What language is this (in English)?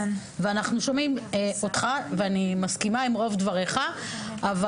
Hebrew